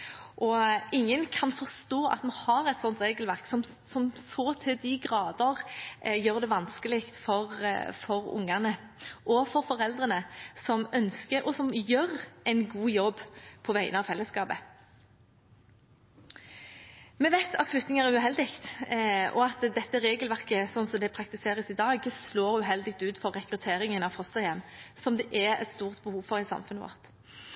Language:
Norwegian Bokmål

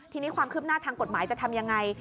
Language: Thai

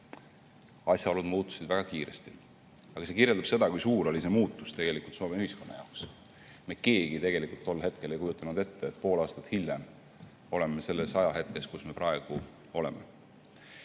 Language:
Estonian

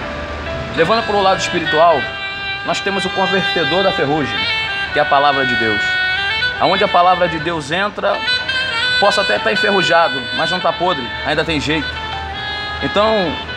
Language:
Portuguese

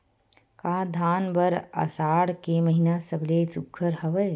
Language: Chhattisgarhi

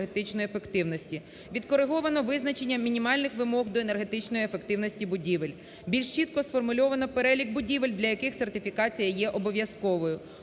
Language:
Ukrainian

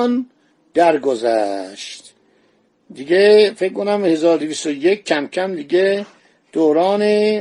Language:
Persian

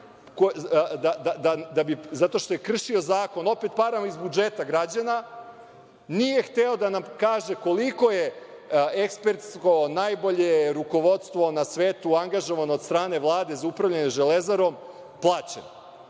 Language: Serbian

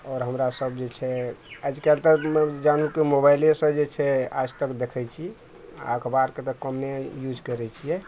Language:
Maithili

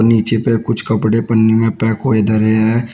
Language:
Hindi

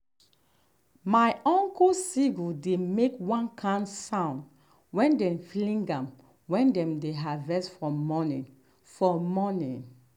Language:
Nigerian Pidgin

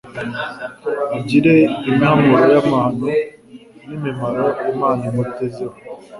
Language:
Kinyarwanda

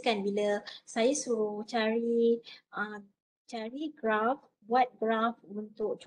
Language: Malay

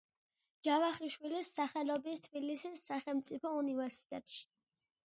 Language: Georgian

